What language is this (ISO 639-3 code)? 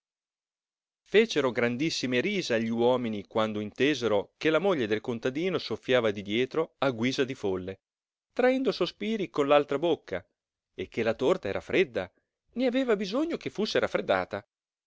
ita